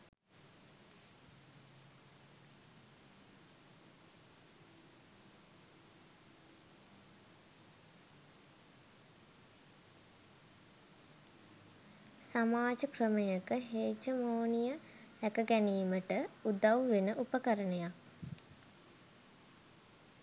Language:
Sinhala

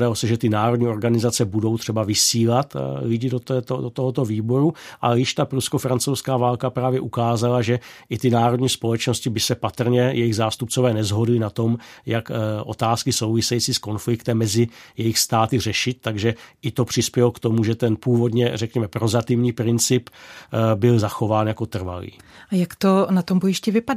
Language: Czech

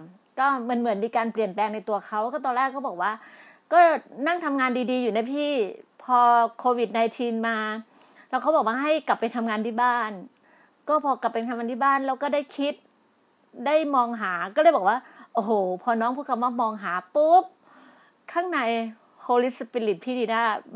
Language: Thai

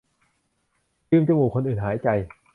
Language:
Thai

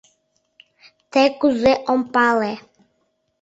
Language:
Mari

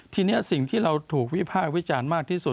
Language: Thai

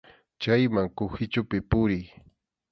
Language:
Arequipa-La Unión Quechua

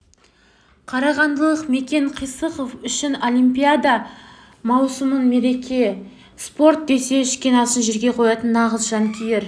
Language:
Kazakh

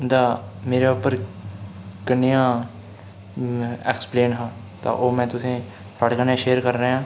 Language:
Dogri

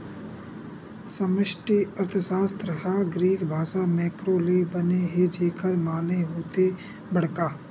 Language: Chhattisgarhi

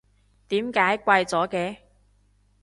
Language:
Cantonese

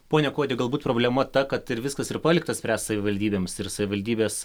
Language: Lithuanian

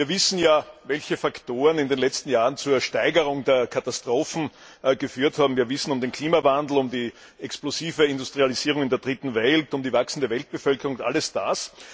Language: German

